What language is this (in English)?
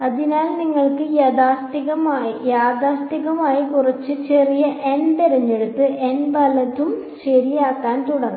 Malayalam